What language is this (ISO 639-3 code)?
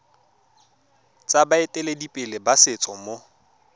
tsn